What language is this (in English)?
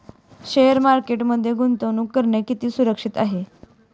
Marathi